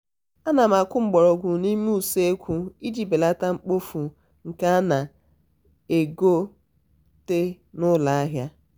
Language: Igbo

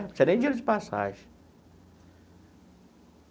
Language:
Portuguese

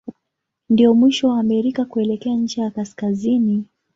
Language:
Swahili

